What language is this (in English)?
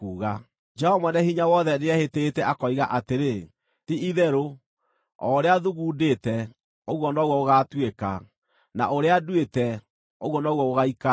Kikuyu